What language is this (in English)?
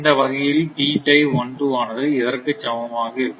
Tamil